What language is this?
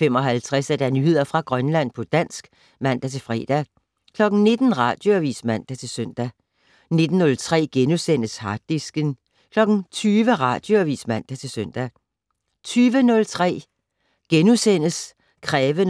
Danish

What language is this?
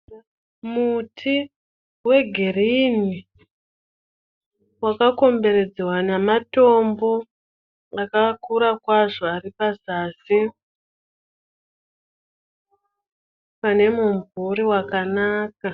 Shona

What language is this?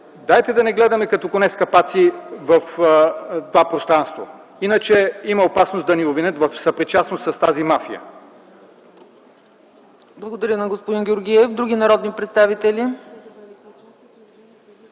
Bulgarian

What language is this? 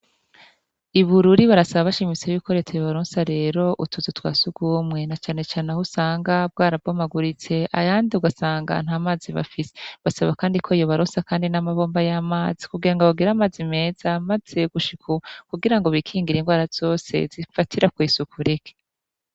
Rundi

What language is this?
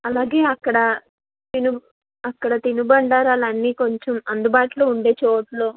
Telugu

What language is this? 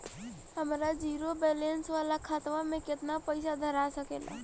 Bhojpuri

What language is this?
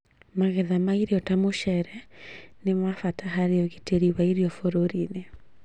Kikuyu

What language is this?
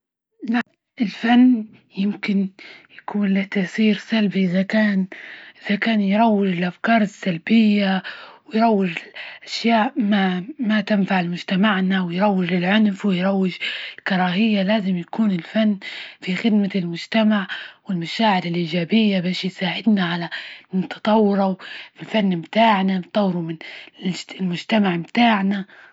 Libyan Arabic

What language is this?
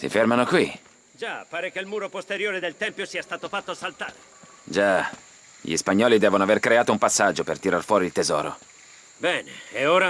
Italian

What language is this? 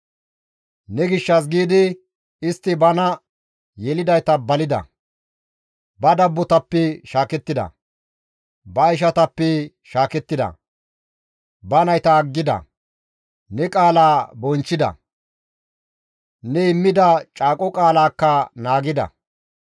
Gamo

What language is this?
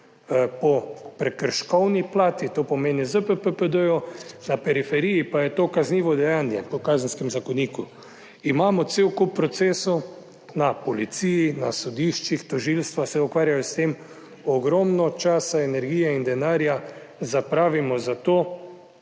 Slovenian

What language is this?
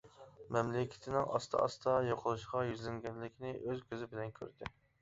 Uyghur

